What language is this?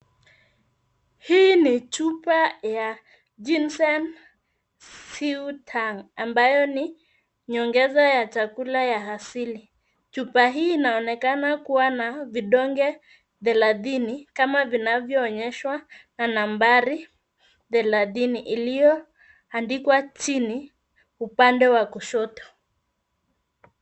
Swahili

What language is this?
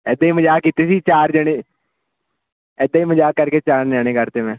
Punjabi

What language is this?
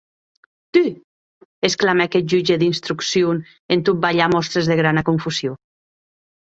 Occitan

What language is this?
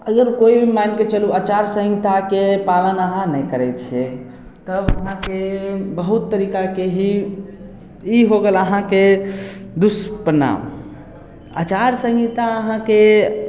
Maithili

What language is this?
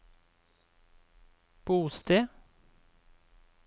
Norwegian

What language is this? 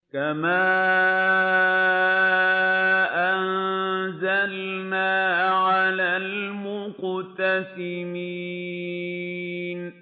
Arabic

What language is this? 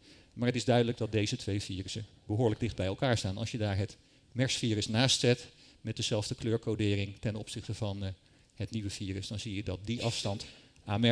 Dutch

